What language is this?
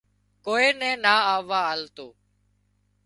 Wadiyara Koli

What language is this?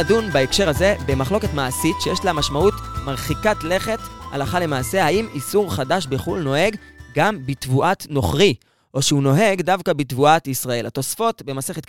Hebrew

